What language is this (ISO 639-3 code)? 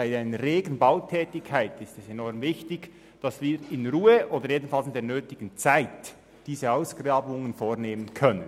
gsw